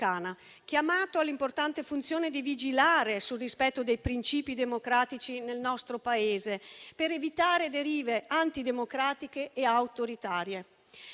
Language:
Italian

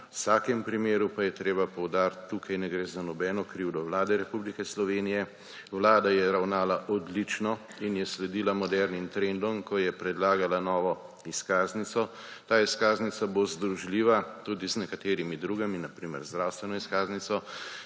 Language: Slovenian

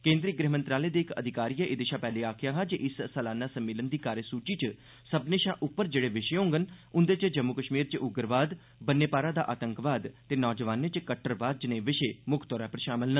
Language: Dogri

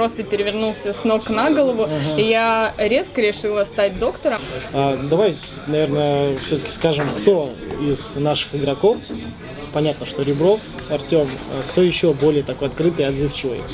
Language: Russian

